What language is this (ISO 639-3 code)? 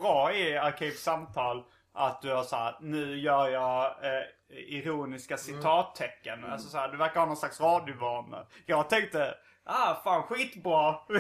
swe